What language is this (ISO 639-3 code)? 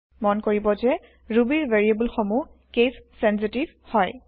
asm